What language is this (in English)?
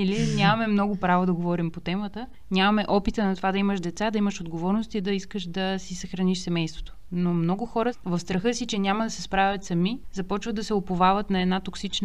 Bulgarian